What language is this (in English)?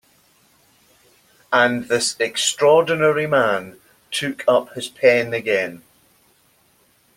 English